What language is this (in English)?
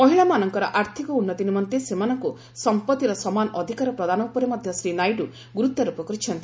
Odia